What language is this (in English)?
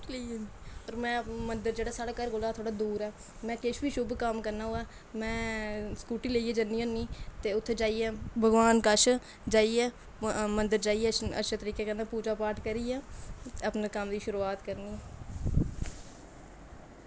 Dogri